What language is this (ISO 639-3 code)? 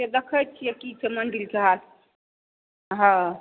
mai